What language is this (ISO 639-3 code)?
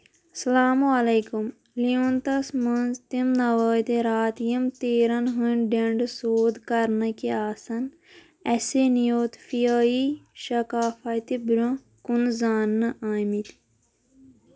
kas